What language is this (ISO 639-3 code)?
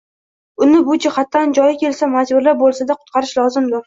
uzb